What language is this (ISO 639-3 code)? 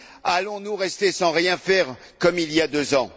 fra